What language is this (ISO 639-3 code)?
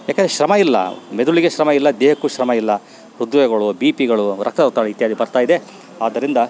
kan